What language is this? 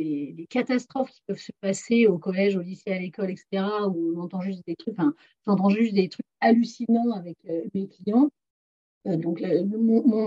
French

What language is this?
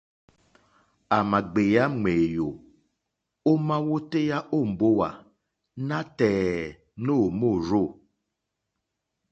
Mokpwe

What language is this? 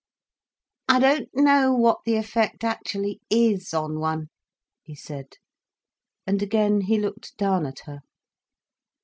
English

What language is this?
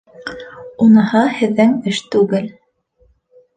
Bashkir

